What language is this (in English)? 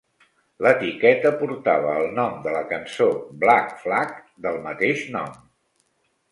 Catalan